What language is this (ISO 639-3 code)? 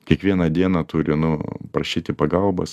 lit